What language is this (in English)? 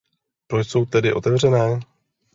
Czech